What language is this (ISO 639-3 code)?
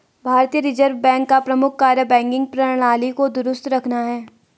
hin